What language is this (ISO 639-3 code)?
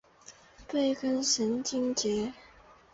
zho